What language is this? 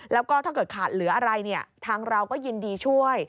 Thai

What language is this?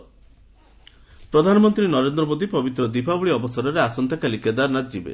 Odia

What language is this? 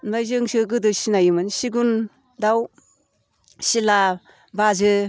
Bodo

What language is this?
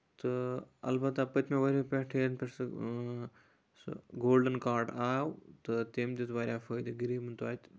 Kashmiri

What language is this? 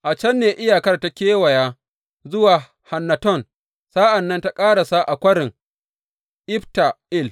Hausa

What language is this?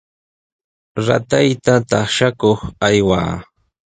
Sihuas Ancash Quechua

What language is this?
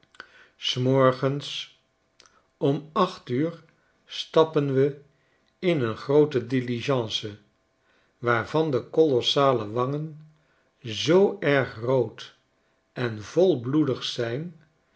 Dutch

